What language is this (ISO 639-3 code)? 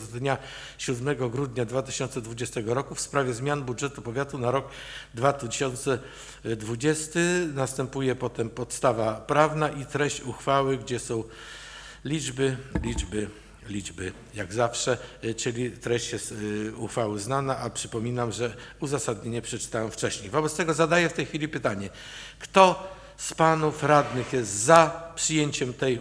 pol